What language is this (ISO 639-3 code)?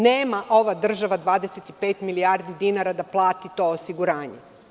srp